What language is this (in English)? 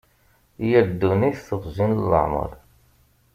Kabyle